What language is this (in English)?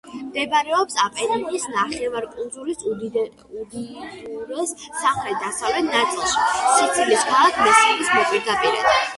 Georgian